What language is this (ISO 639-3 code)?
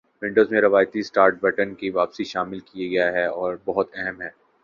urd